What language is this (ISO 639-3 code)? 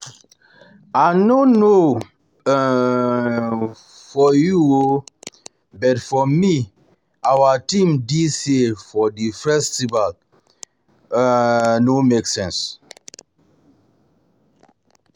pcm